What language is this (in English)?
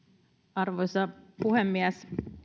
Finnish